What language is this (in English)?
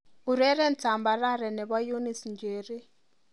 Kalenjin